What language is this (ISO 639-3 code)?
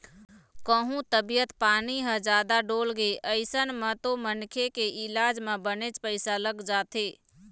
hne